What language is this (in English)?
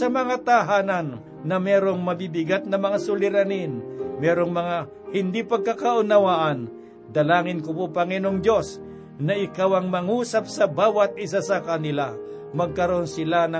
Filipino